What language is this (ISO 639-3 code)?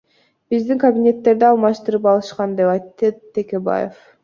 kir